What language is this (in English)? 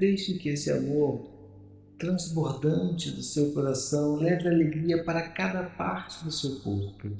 Portuguese